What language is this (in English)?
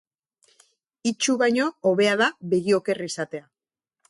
Basque